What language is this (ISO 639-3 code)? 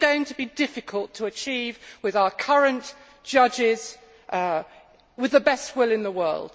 eng